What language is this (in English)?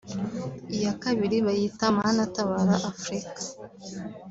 Kinyarwanda